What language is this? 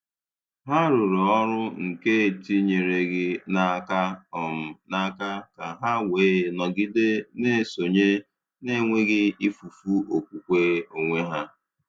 Igbo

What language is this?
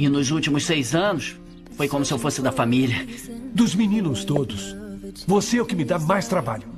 Portuguese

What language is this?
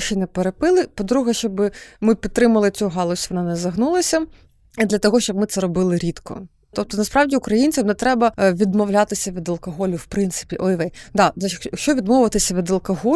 Ukrainian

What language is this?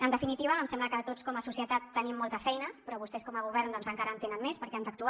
Catalan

